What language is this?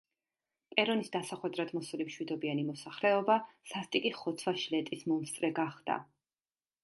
Georgian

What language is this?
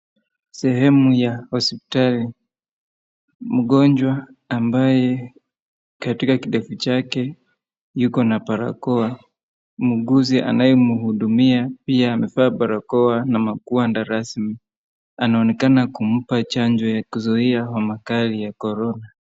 Swahili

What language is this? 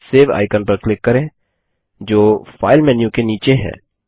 Hindi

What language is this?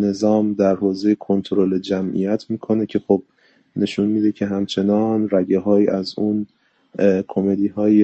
Persian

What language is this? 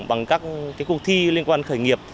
Vietnamese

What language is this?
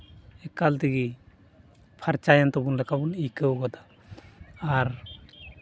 Santali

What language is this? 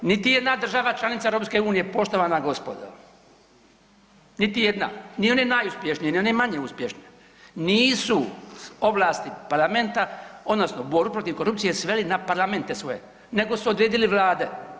Croatian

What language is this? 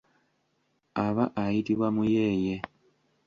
Ganda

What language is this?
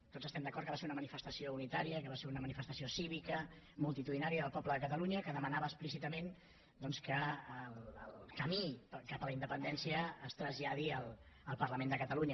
Catalan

